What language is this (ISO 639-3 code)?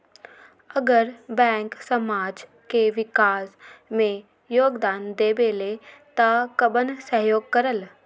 mag